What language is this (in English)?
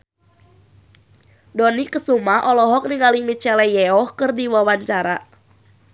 Sundanese